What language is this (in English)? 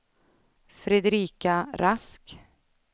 Swedish